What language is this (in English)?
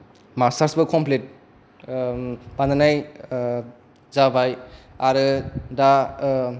Bodo